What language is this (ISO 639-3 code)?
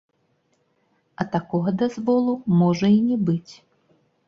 bel